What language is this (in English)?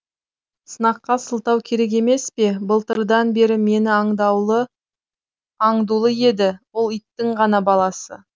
Kazakh